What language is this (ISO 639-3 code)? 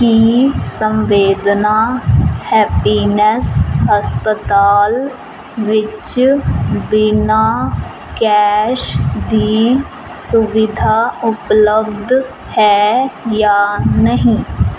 pan